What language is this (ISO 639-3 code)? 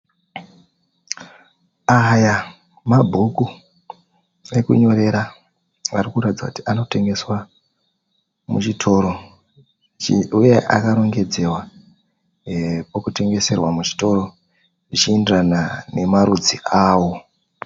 sna